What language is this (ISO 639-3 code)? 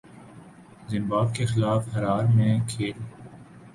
urd